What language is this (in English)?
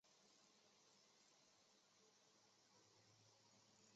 Chinese